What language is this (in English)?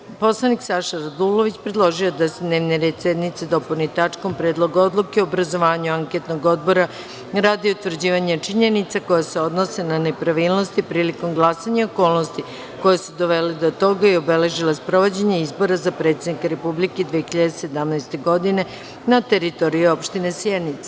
Serbian